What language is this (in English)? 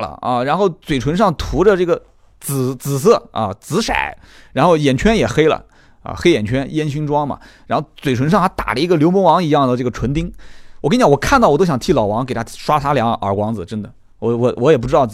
Chinese